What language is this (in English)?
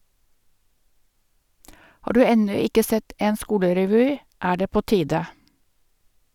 Norwegian